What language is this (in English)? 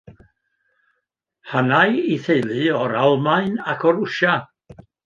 Welsh